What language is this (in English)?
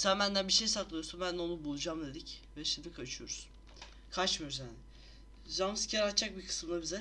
Turkish